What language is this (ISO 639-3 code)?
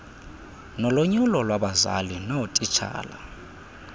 xho